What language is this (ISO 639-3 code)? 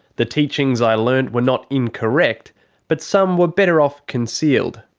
eng